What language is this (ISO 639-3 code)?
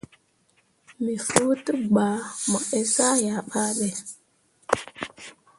mua